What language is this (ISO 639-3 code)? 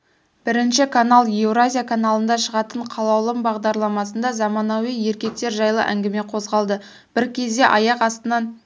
kaz